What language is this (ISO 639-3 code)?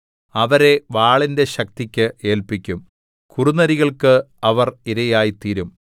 mal